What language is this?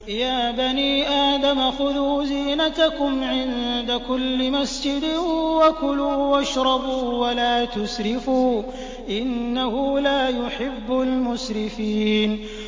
Arabic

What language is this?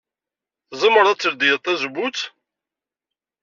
Kabyle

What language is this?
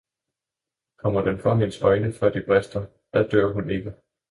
Danish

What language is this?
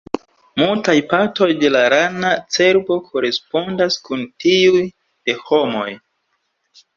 Esperanto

